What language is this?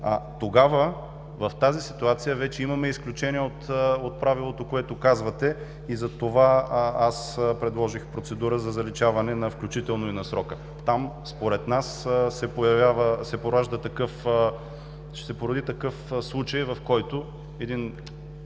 Bulgarian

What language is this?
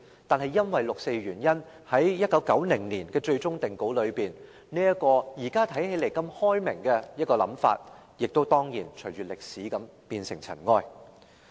Cantonese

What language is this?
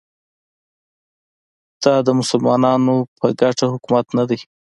Pashto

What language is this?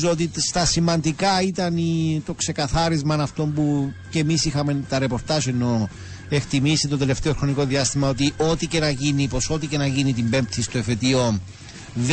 Greek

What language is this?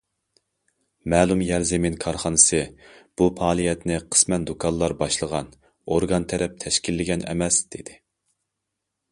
Uyghur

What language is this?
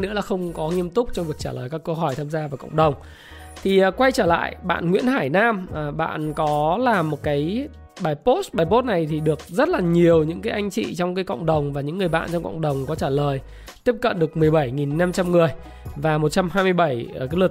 Vietnamese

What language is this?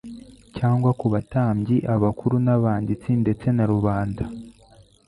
Kinyarwanda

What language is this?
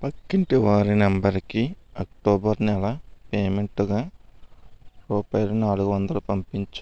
Telugu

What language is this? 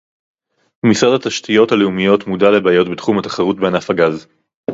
Hebrew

